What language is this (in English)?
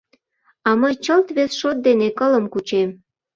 Mari